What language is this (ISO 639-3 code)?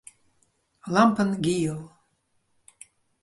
fry